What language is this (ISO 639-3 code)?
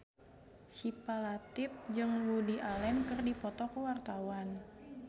sun